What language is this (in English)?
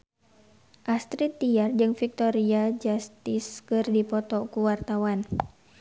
Sundanese